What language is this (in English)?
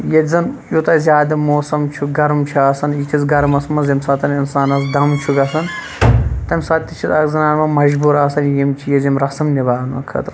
Kashmiri